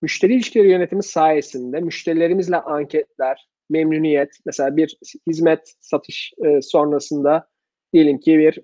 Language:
Turkish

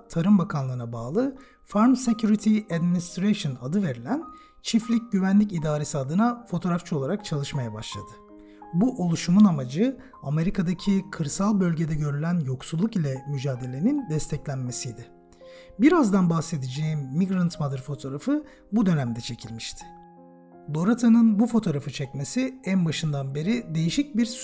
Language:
Turkish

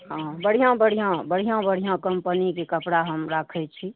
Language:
Maithili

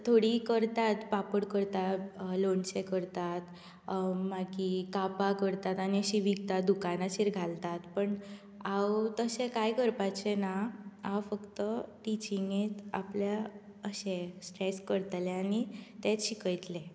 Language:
Konkani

